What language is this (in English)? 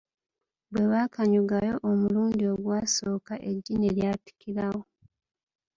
Ganda